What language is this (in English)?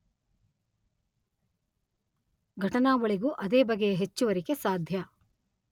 Kannada